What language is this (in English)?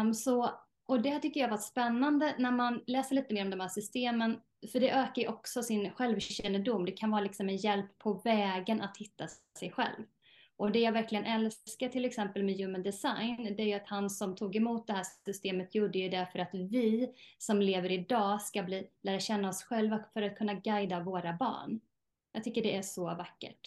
Swedish